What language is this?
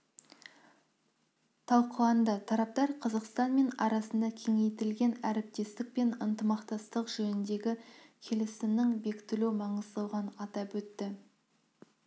Kazakh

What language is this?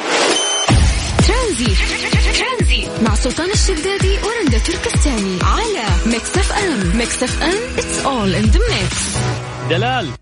Arabic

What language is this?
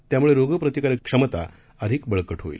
Marathi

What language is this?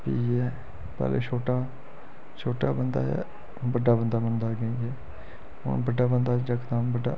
Dogri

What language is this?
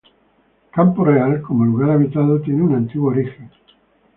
Spanish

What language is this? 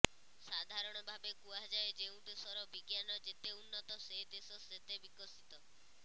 Odia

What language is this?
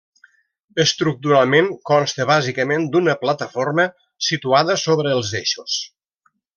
Catalan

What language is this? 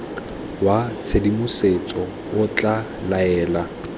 Tswana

